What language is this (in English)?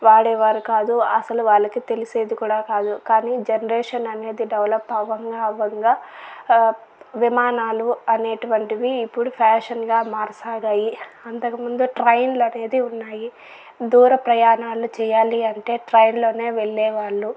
Telugu